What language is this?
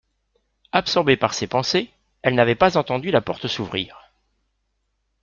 French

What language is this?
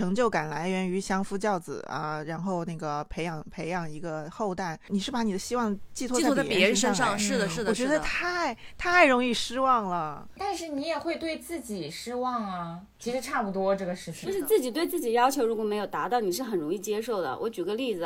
Chinese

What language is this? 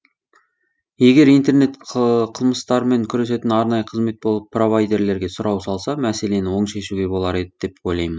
Kazakh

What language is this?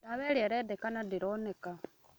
Kikuyu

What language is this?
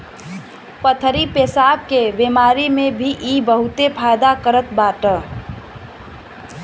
Bhojpuri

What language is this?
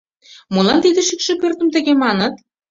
Mari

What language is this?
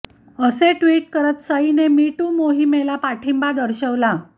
Marathi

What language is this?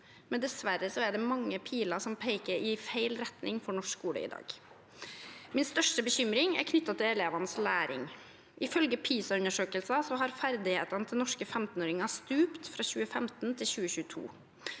Norwegian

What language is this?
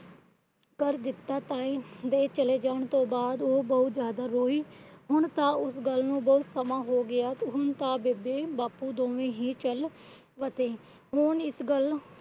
Punjabi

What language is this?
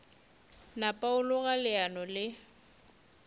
Northern Sotho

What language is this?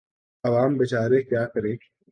Urdu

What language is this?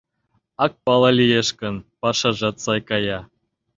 Mari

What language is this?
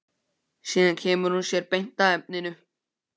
Icelandic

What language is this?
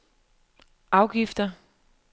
Danish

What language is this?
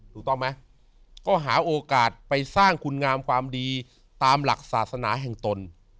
Thai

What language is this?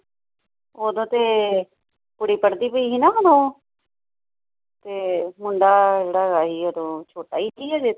Punjabi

